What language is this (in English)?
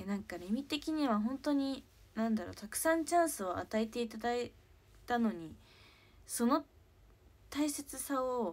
Japanese